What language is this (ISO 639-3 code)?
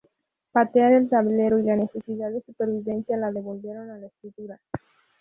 spa